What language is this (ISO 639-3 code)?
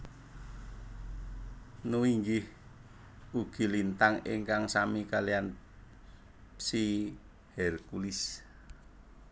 jav